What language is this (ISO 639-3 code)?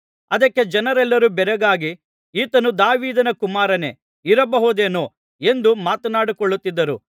kan